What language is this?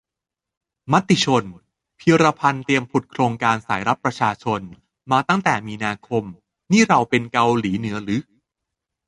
Thai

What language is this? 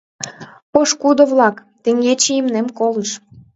Mari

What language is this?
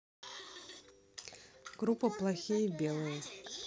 Russian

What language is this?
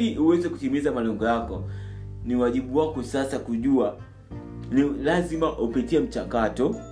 Swahili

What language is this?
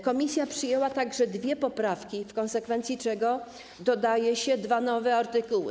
Polish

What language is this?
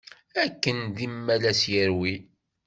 Kabyle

